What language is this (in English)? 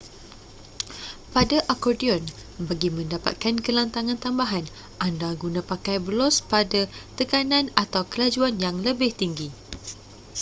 Malay